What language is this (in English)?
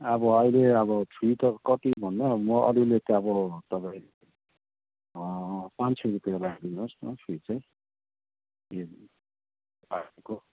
Nepali